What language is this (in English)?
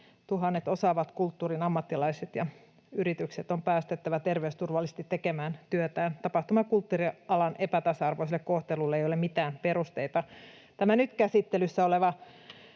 Finnish